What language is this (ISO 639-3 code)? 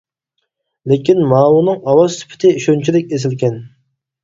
uig